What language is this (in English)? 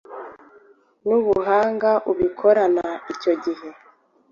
Kinyarwanda